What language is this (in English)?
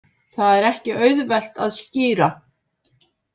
Icelandic